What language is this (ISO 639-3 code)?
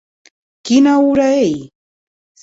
oci